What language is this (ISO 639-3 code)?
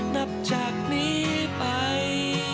tha